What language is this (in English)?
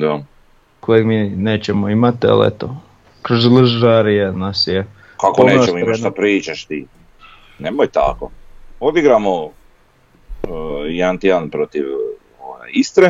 Croatian